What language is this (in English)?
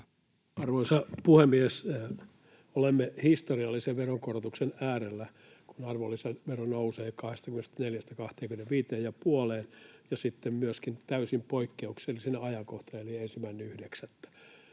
Finnish